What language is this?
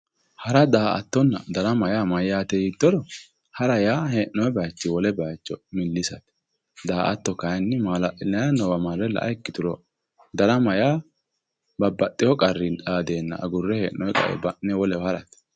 Sidamo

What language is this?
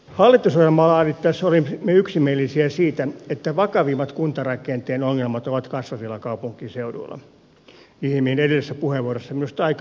Finnish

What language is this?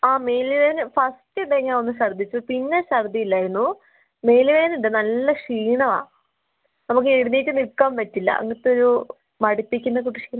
Malayalam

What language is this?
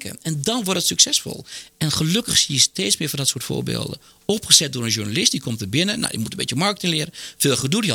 Dutch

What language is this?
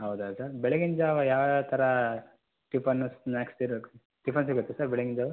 Kannada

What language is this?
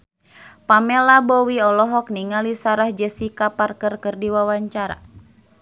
Sundanese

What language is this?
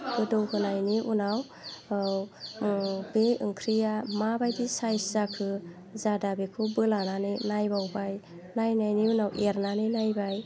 Bodo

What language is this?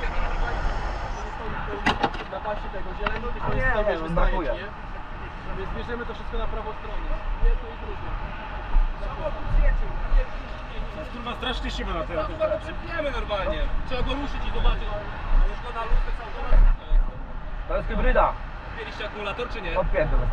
Polish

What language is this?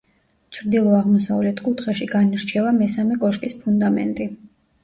Georgian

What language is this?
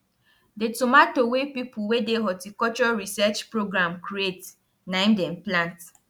Nigerian Pidgin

